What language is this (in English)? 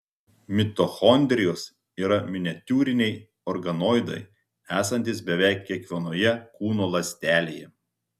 Lithuanian